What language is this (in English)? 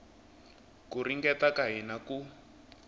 Tsonga